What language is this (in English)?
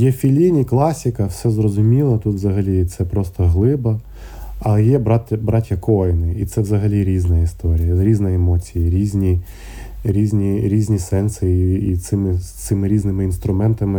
Ukrainian